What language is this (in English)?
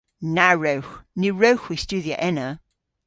Cornish